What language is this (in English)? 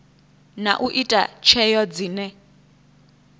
Venda